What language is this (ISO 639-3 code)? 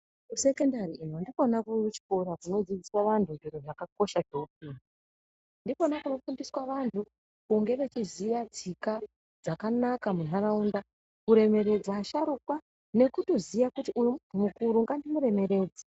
ndc